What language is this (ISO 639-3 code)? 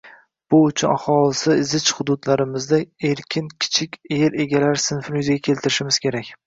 uzb